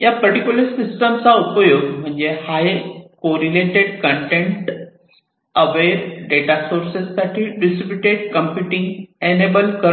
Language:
Marathi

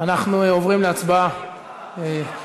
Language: Hebrew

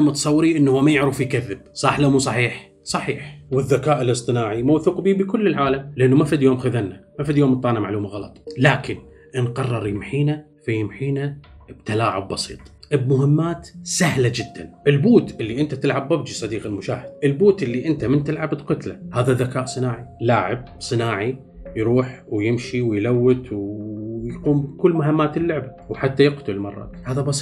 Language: Arabic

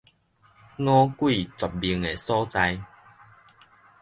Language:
Min Nan Chinese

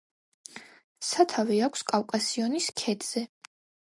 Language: Georgian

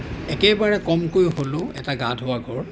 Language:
Assamese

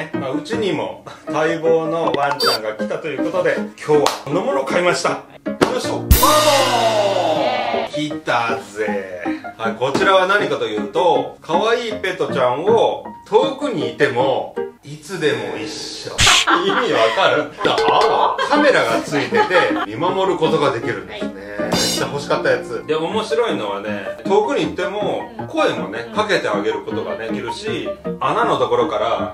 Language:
Japanese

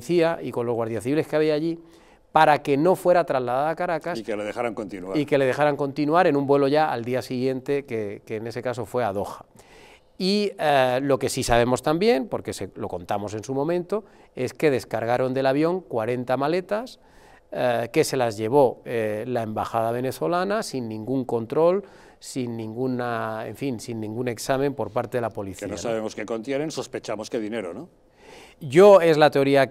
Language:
Spanish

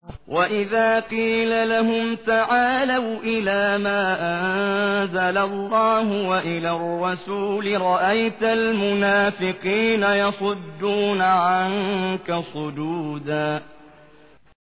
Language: Arabic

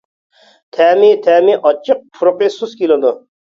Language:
Uyghur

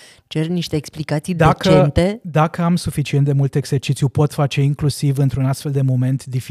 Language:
Romanian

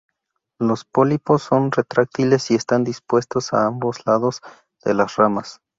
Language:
Spanish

